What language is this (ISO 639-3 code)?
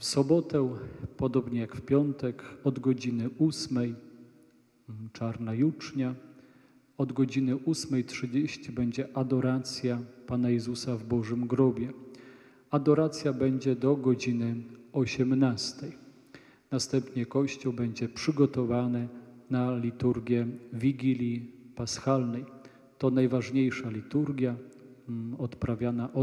pol